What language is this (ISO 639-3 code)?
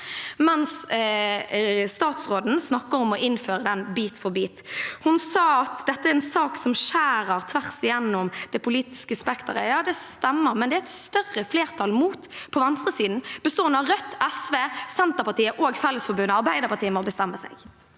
nor